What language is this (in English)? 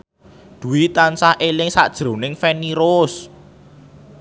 Javanese